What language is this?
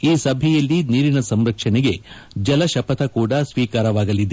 Kannada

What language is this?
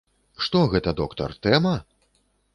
Belarusian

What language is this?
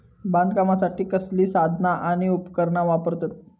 Marathi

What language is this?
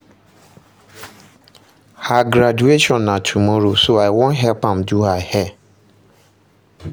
Nigerian Pidgin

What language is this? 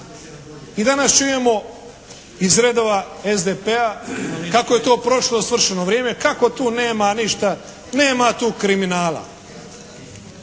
Croatian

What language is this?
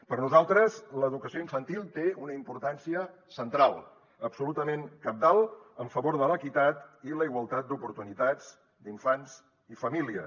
Catalan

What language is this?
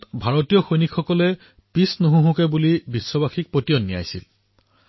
Assamese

